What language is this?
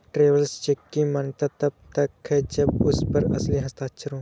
Hindi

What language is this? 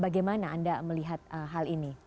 Indonesian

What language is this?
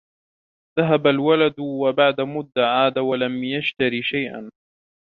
Arabic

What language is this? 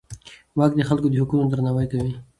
Pashto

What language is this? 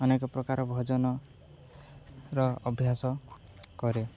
Odia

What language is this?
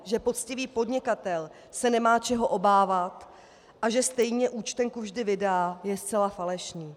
Czech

